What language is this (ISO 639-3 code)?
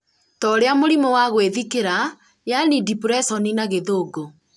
kik